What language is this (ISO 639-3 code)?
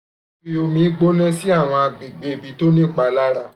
yor